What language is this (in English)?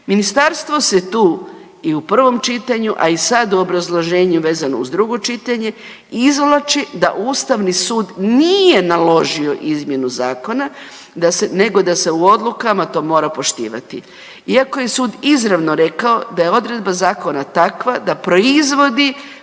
Croatian